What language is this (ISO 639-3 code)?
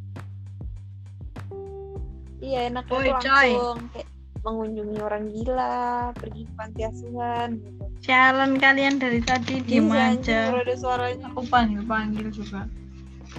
ind